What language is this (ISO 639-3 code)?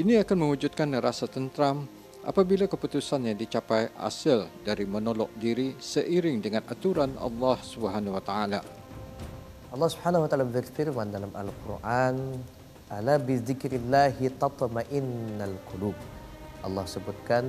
msa